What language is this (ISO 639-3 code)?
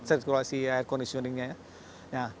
ind